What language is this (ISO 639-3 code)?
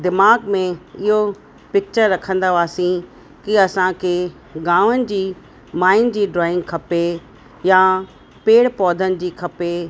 snd